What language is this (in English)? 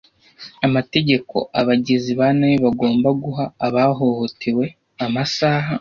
Kinyarwanda